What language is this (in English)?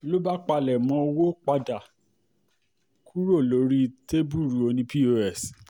Yoruba